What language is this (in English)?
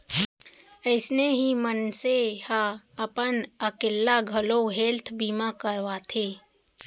Chhattisgarhi